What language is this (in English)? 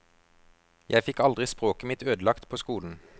Norwegian